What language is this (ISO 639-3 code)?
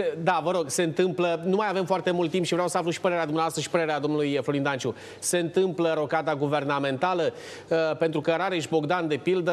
ron